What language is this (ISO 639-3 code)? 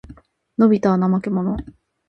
jpn